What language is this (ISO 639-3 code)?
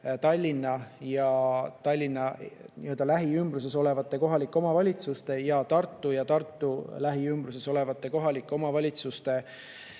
est